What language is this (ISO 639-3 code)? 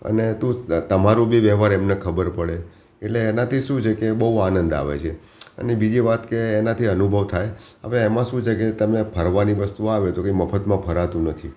guj